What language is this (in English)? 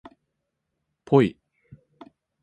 Japanese